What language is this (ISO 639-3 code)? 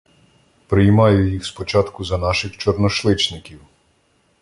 ukr